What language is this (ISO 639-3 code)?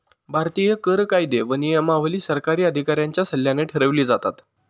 mar